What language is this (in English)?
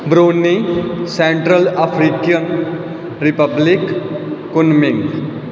Punjabi